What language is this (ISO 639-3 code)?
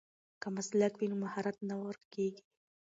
pus